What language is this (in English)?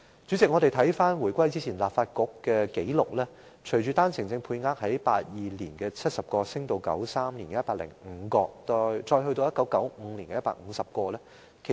Cantonese